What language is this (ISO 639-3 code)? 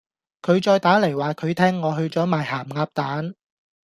yue